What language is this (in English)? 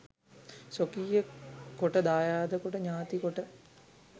Sinhala